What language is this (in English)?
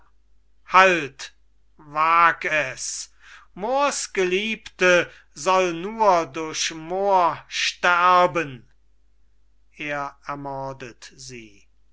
German